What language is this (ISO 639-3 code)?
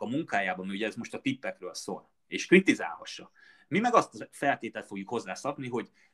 hun